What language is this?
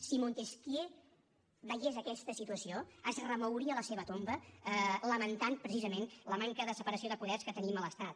Catalan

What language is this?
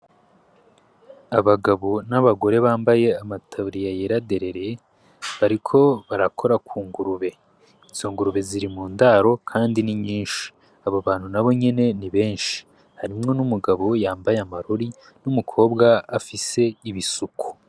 Rundi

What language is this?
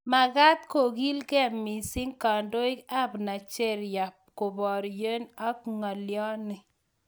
Kalenjin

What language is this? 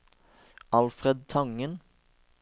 Norwegian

